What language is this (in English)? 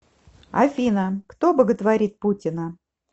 Russian